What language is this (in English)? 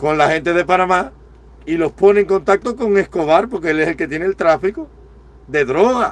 Spanish